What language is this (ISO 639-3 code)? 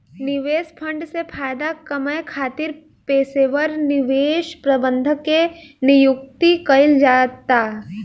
bho